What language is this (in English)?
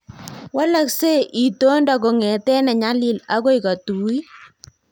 Kalenjin